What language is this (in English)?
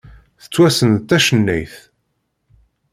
Kabyle